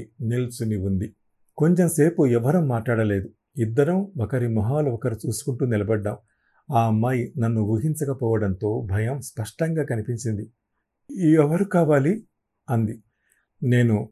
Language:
Telugu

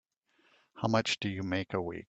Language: English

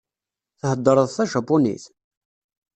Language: Kabyle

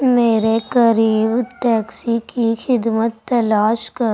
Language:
Urdu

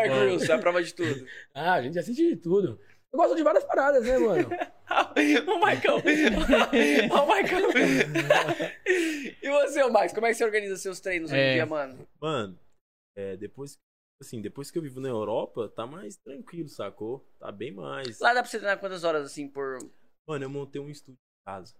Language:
Portuguese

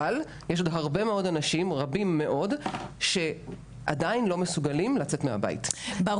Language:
Hebrew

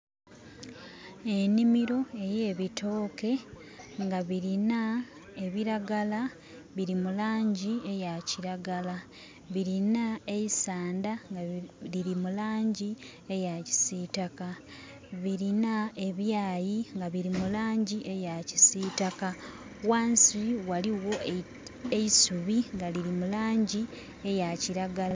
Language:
Soga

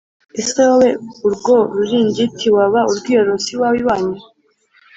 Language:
Kinyarwanda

